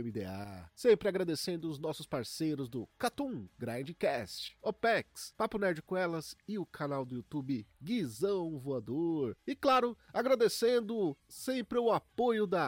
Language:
Portuguese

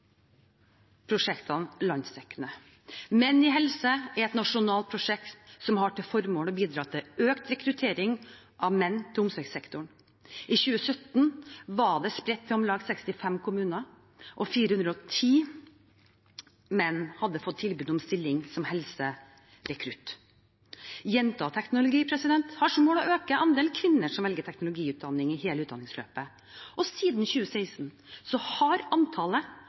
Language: Norwegian Bokmål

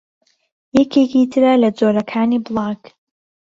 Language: Central Kurdish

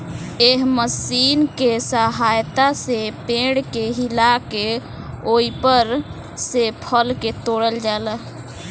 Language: Bhojpuri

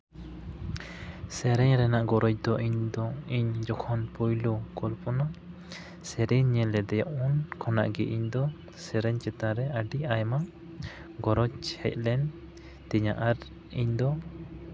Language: Santali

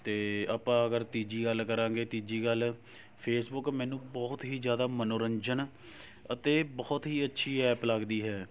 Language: Punjabi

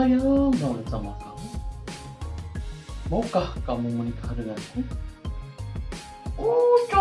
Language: Indonesian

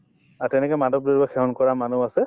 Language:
Assamese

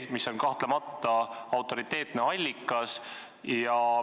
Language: Estonian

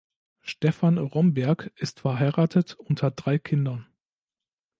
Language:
German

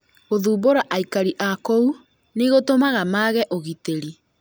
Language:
Kikuyu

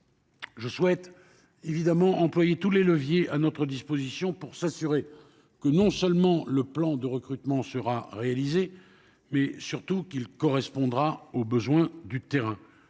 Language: French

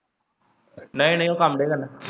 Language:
Punjabi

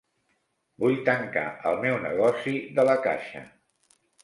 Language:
Catalan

